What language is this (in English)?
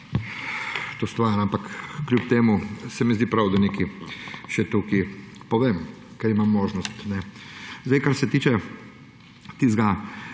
Slovenian